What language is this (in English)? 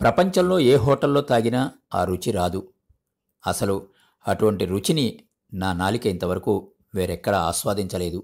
Telugu